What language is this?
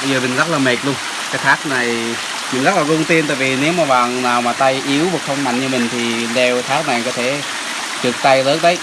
Vietnamese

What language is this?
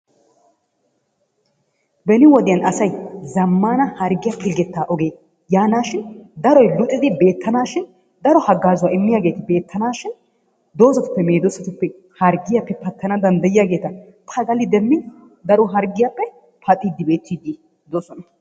Wolaytta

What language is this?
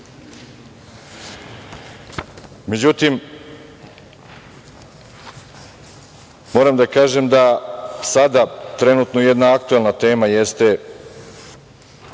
Serbian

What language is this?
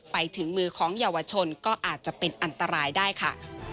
Thai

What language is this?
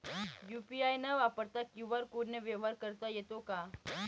Marathi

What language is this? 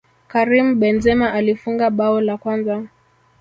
Swahili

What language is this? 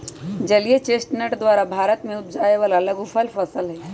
Magahi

